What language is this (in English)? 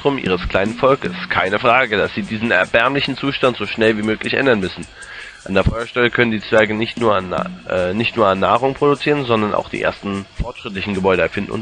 German